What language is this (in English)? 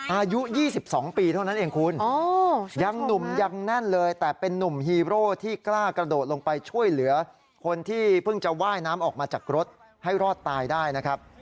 Thai